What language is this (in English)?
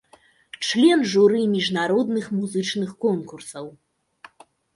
Belarusian